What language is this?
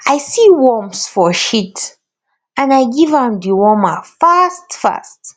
Nigerian Pidgin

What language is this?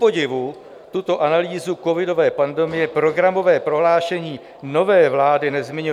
Czech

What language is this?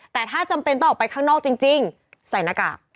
Thai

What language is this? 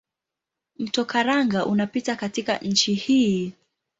Swahili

